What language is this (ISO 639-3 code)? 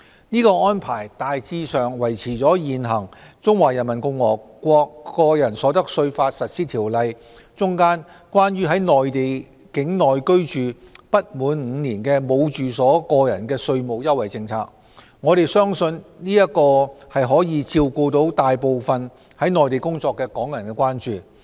yue